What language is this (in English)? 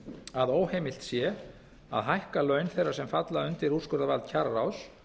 Icelandic